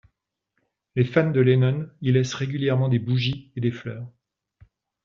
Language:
French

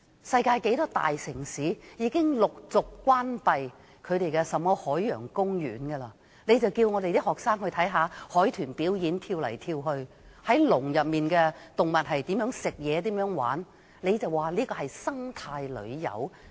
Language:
Cantonese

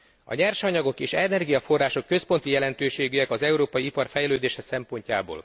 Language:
Hungarian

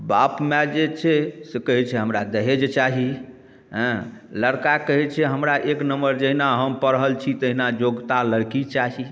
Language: Maithili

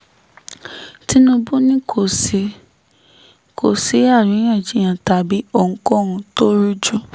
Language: Yoruba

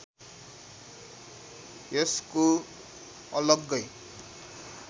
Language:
Nepali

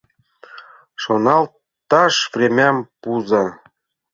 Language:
Mari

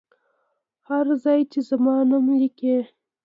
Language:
Pashto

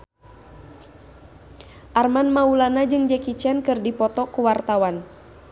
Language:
Sundanese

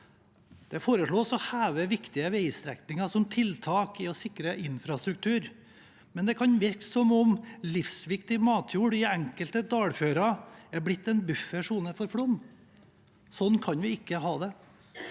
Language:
Norwegian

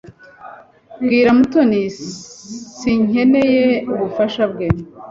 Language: Kinyarwanda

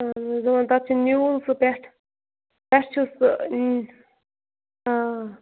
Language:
Kashmiri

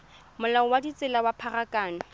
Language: Tswana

